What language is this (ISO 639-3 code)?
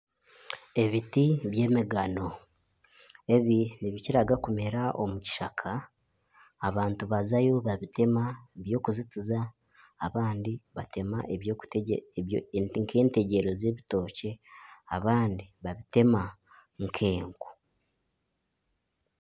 nyn